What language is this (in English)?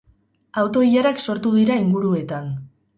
Basque